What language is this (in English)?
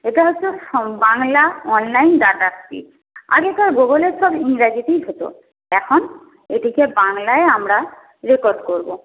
Bangla